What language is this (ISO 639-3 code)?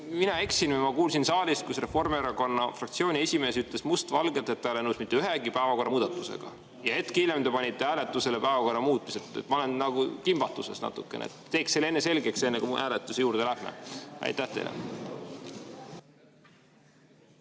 est